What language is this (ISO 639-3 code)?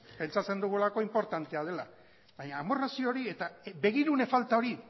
eus